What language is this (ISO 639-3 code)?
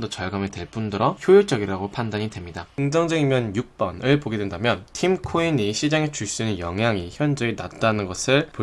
kor